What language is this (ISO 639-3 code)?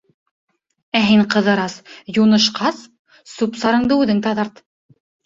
bak